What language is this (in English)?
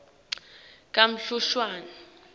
Swati